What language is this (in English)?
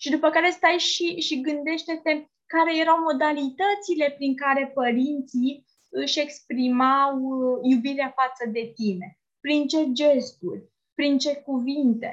Romanian